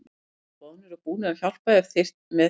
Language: Icelandic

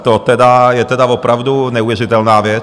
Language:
Czech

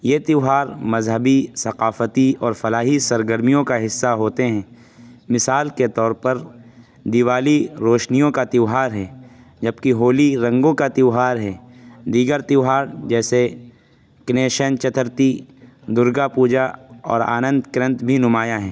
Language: Urdu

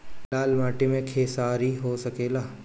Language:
Bhojpuri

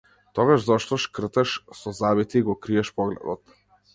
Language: Macedonian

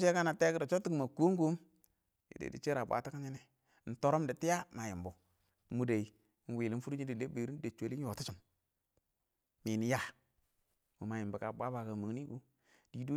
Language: Awak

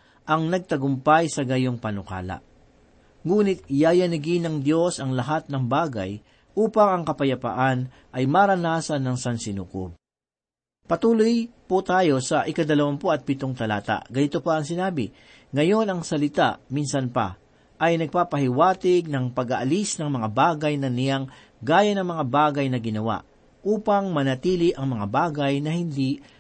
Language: Filipino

